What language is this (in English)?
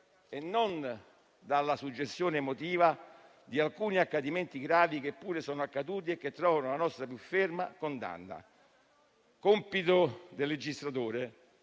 Italian